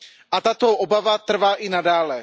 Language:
Czech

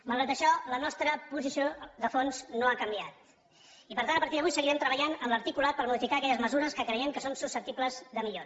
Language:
Catalan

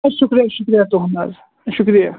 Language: Kashmiri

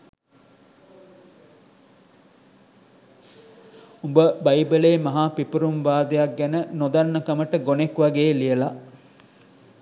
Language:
Sinhala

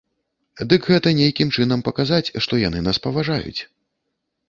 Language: Belarusian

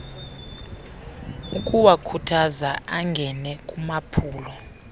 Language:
Xhosa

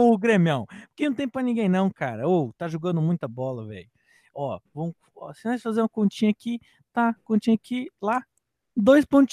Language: Portuguese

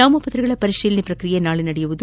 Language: Kannada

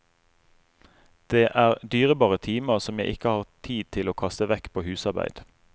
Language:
Norwegian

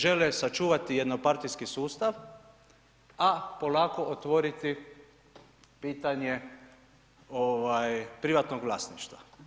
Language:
Croatian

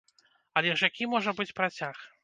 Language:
Belarusian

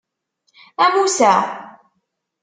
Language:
Kabyle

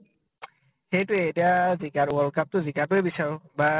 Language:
Assamese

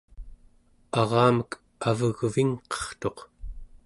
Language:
Central Yupik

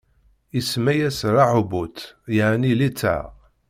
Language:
Kabyle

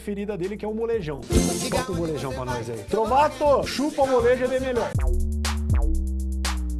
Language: Portuguese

